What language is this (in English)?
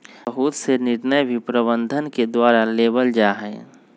Magahi